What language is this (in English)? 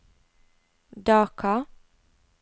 Norwegian